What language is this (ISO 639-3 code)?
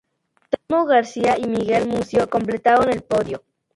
spa